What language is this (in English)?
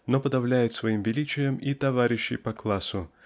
Russian